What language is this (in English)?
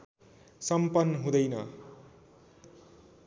Nepali